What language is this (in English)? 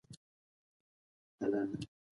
Pashto